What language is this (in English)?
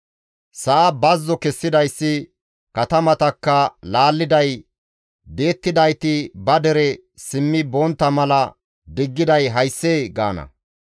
Gamo